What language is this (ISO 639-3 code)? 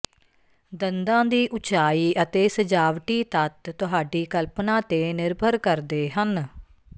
pan